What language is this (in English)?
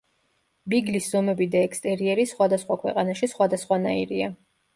Georgian